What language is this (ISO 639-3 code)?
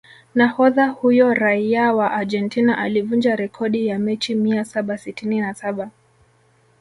swa